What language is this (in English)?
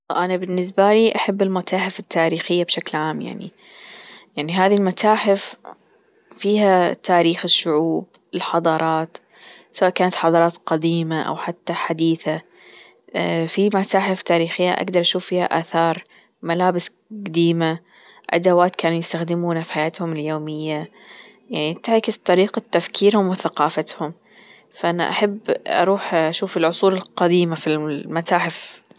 Gulf Arabic